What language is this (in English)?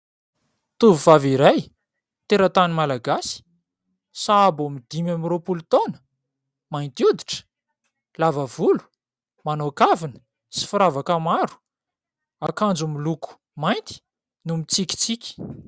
Malagasy